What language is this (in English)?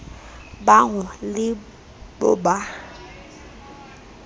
Southern Sotho